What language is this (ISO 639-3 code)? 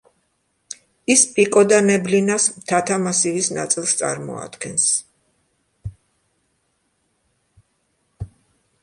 kat